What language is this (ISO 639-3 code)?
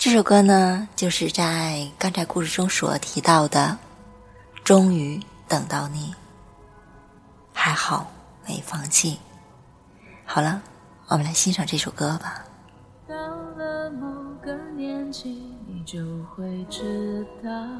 zho